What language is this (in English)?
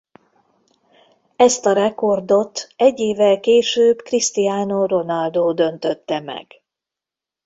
Hungarian